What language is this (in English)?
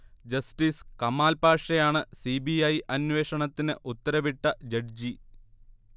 Malayalam